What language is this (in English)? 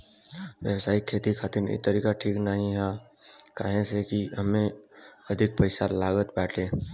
Bhojpuri